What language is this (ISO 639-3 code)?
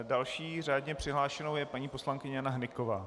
ces